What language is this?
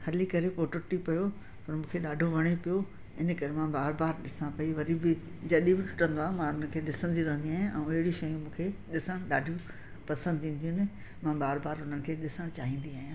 Sindhi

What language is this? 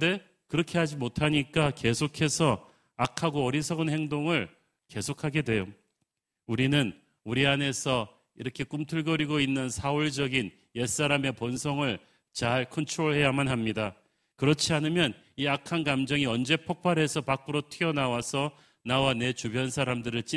Korean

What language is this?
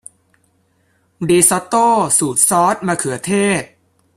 Thai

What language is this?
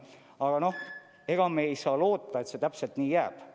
Estonian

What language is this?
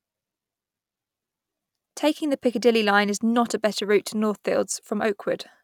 English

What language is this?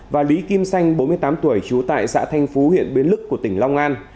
Vietnamese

